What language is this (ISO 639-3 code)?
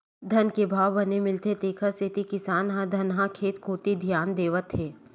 hne